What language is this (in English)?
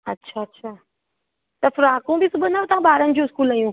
Sindhi